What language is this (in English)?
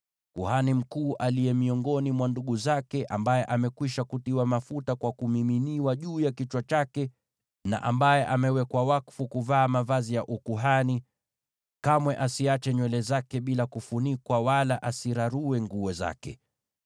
Swahili